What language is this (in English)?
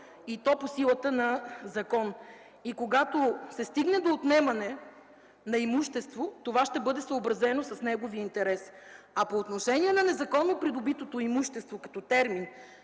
Bulgarian